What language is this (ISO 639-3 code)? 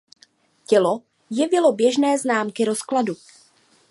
ces